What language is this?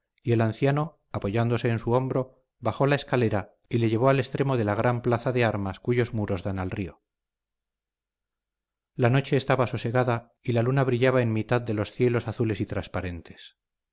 Spanish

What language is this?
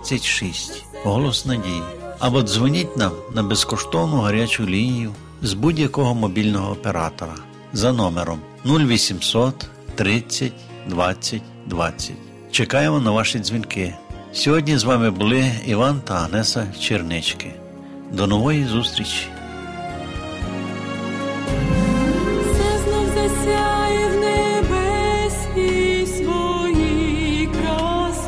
Ukrainian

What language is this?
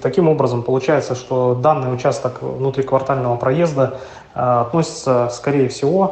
Russian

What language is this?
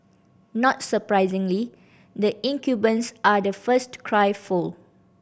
English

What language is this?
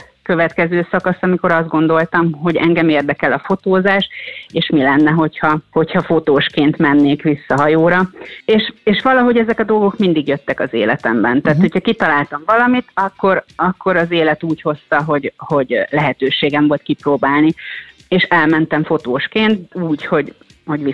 Hungarian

